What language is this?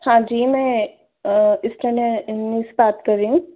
Hindi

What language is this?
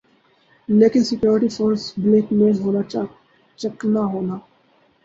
Urdu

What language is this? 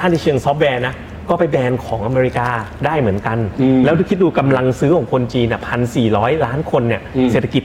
Thai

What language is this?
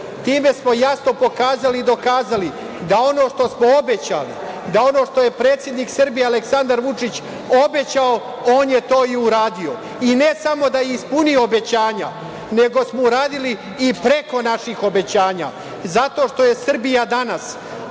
Serbian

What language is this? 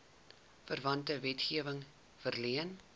Afrikaans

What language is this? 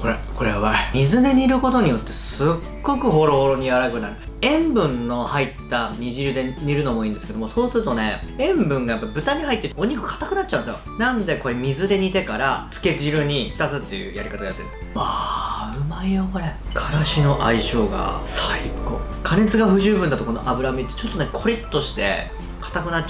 Japanese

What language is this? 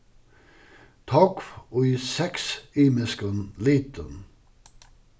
Faroese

